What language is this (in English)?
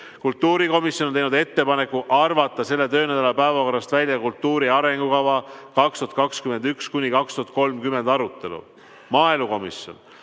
Estonian